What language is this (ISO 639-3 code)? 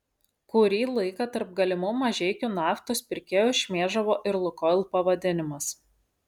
lit